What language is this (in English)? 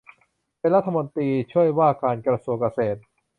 Thai